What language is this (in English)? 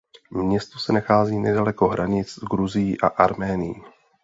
Czech